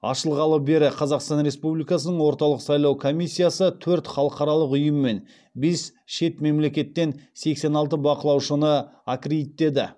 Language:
Kazakh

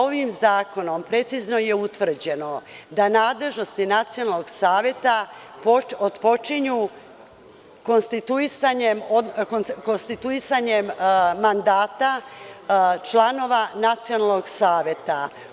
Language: Serbian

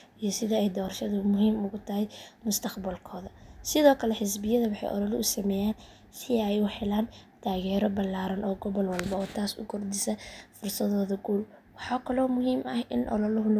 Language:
Somali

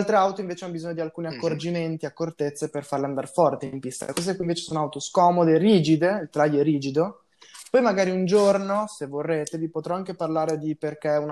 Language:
Italian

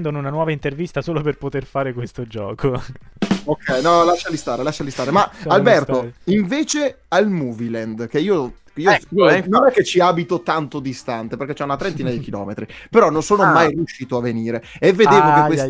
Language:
Italian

